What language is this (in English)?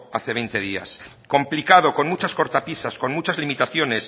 Spanish